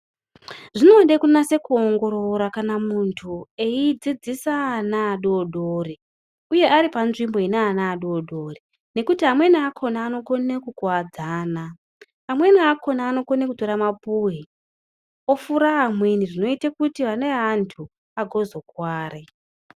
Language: Ndau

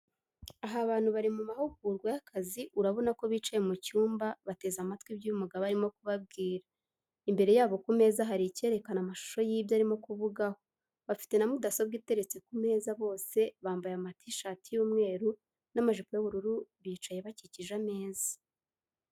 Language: Kinyarwanda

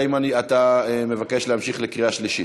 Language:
Hebrew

